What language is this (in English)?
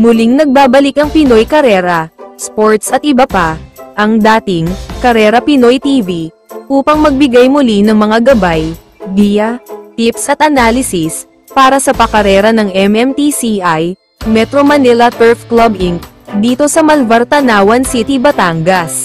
Filipino